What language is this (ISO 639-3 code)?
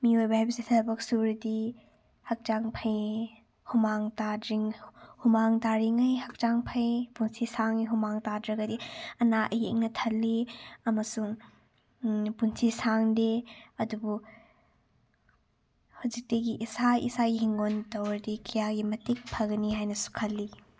mni